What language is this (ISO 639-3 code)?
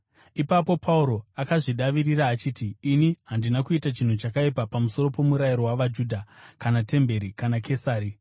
sna